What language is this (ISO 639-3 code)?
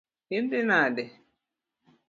luo